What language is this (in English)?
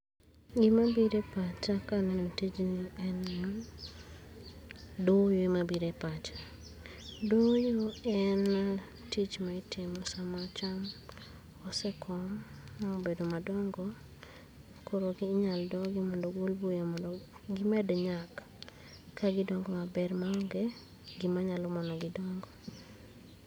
Luo (Kenya and Tanzania)